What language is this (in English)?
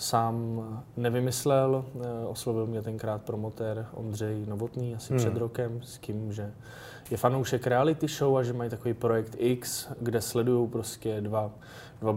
Czech